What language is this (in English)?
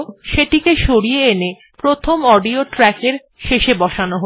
Bangla